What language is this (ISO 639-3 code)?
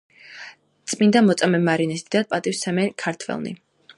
kat